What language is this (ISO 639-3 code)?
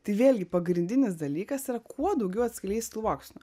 lit